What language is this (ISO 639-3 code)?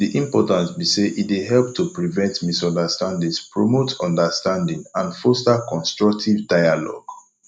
pcm